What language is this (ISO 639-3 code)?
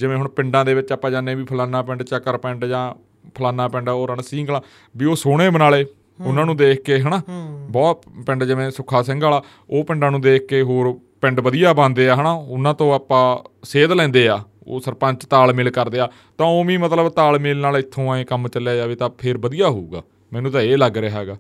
pan